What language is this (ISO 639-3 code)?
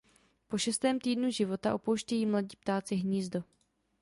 ces